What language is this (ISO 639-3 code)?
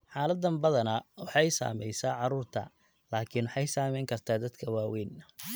som